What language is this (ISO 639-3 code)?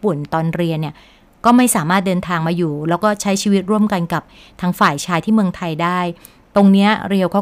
tha